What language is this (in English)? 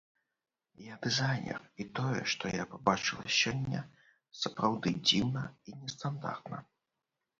Belarusian